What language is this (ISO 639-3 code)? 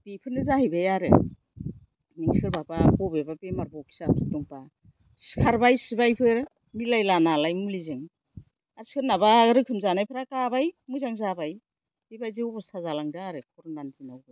brx